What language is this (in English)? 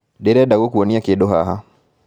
Kikuyu